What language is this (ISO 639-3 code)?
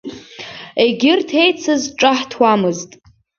abk